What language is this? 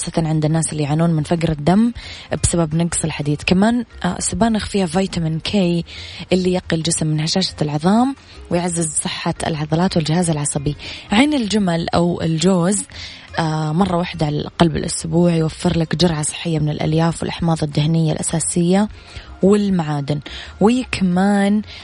Arabic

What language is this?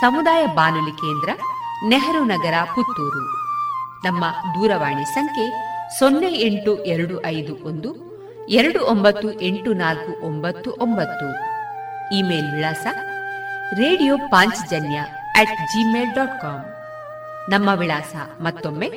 Kannada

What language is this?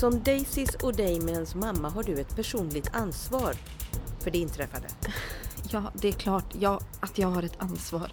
Swedish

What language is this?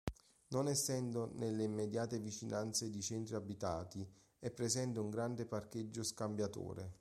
Italian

